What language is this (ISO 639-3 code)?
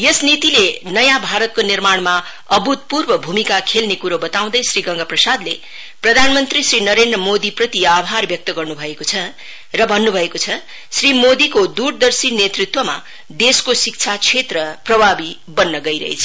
nep